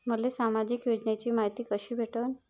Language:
Marathi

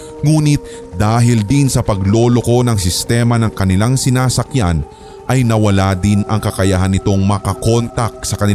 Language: Filipino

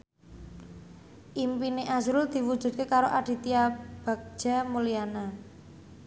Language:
Javanese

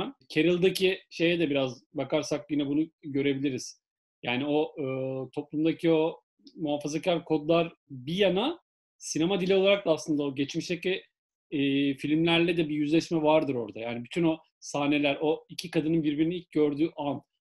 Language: Turkish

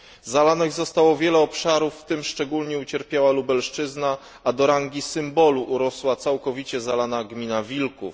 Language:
Polish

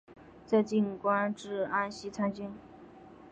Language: Chinese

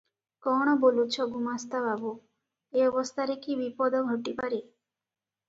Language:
Odia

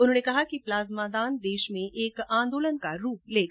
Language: Hindi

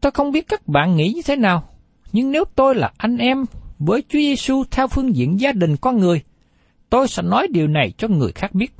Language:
Vietnamese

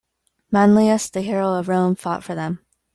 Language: English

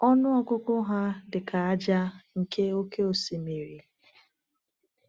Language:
Igbo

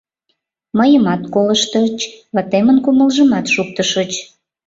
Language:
Mari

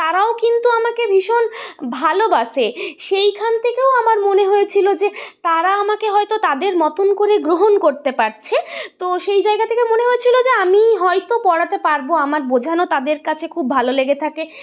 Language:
Bangla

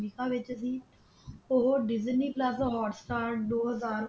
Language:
Punjabi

